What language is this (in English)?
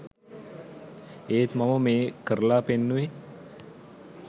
Sinhala